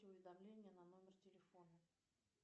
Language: Russian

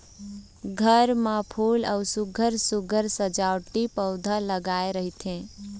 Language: Chhattisgarhi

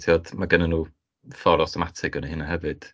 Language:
Welsh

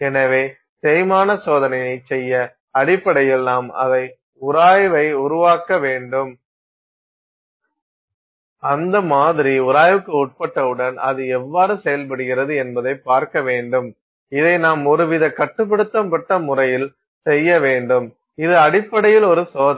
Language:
Tamil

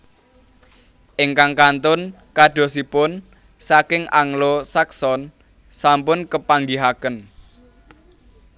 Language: Javanese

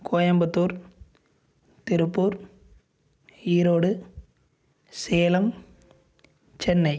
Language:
Tamil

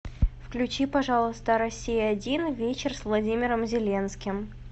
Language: Russian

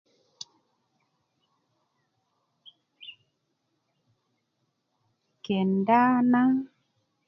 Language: Kuku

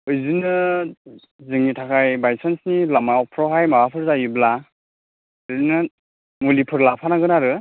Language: Bodo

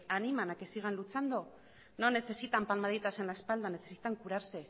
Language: Spanish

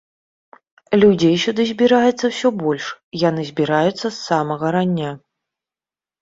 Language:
Belarusian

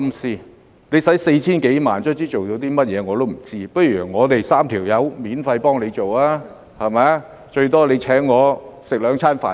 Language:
Cantonese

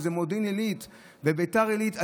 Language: Hebrew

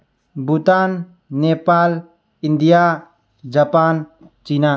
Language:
Manipuri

